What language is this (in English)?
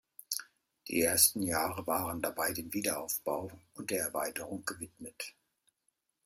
German